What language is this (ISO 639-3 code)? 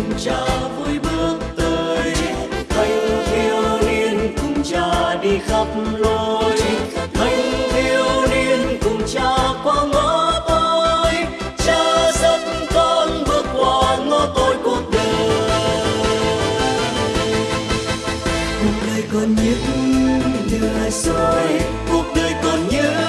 vie